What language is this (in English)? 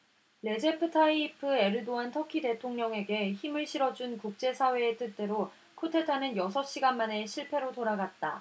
Korean